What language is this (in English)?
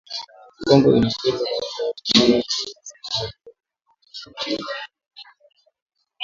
Swahili